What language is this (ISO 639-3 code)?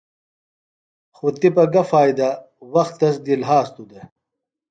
phl